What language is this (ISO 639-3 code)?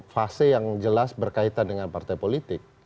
ind